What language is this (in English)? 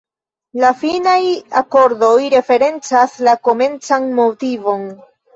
Esperanto